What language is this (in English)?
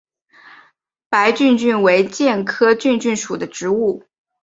Chinese